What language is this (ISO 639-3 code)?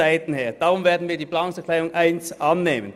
gsw